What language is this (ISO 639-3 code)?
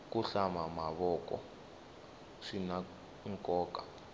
tso